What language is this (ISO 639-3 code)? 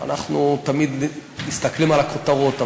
heb